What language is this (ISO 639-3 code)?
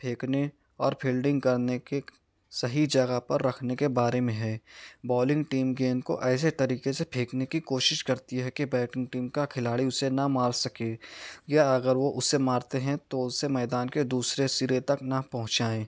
urd